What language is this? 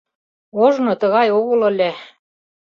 Mari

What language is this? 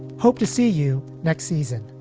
English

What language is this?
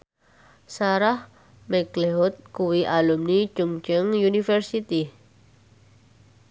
Javanese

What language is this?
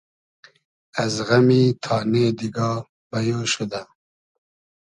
Hazaragi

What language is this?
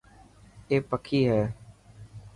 Dhatki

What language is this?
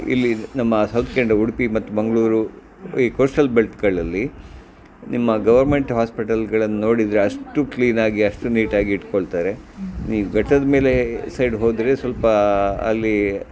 Kannada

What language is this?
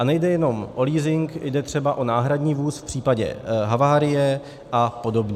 Czech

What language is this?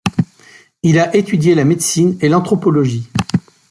French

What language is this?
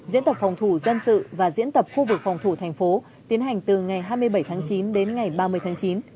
Vietnamese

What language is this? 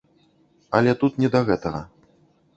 Belarusian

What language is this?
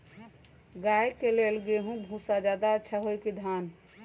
Magahi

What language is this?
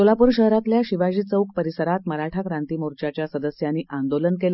Marathi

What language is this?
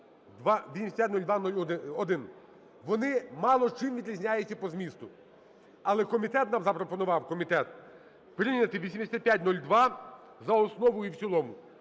Ukrainian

